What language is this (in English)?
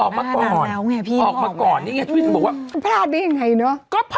Thai